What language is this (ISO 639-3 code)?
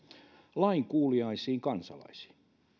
fin